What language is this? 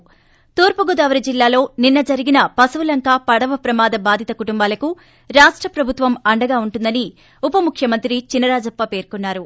Telugu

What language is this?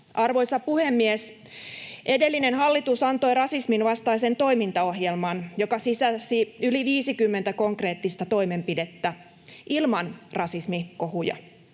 Finnish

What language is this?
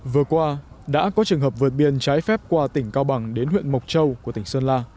Vietnamese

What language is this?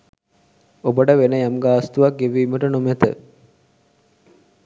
Sinhala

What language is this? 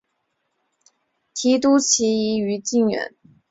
Chinese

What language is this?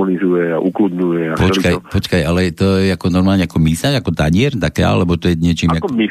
Slovak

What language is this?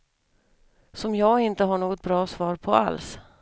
Swedish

